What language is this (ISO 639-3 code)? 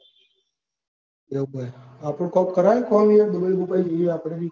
guj